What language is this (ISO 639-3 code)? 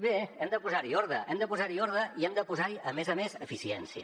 cat